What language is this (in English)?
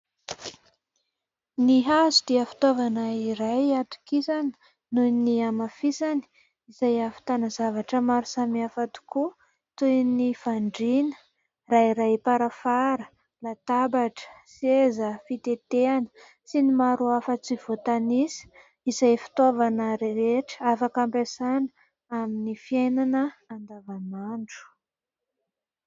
Malagasy